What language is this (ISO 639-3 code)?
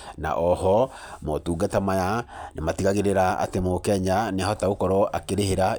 kik